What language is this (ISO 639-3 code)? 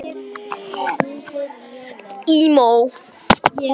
isl